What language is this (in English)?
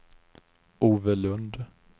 Swedish